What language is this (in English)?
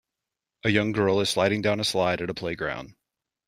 English